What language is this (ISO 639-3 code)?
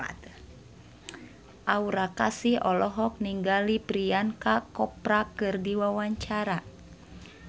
sun